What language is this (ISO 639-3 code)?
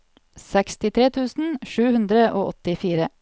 nor